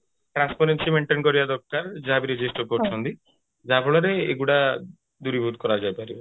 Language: Odia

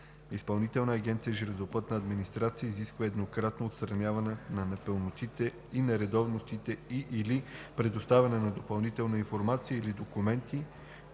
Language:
Bulgarian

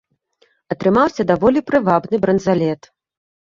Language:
Belarusian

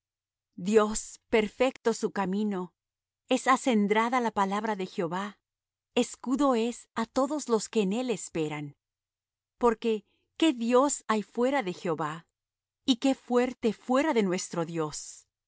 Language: Spanish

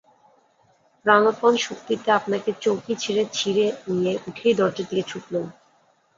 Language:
Bangla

